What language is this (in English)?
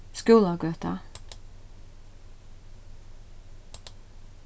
Faroese